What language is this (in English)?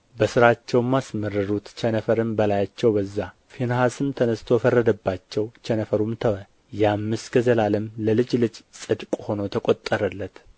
Amharic